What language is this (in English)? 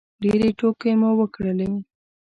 Pashto